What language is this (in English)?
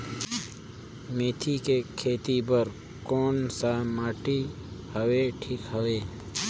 Chhattisgarhi